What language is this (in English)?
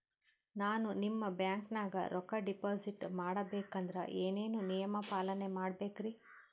Kannada